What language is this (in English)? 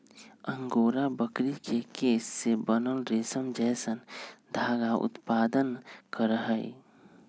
Magahi